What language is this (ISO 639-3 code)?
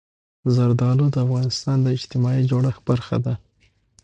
pus